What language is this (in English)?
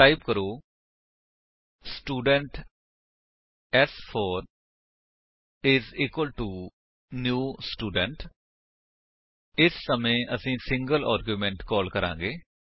Punjabi